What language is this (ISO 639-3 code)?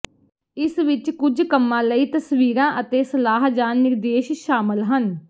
pan